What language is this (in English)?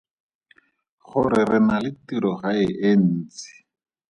Tswana